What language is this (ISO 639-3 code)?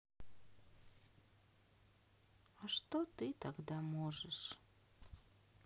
rus